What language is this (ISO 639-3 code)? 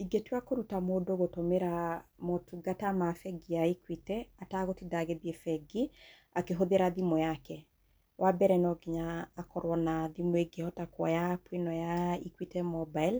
kik